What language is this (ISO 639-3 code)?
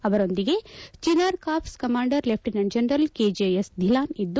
kan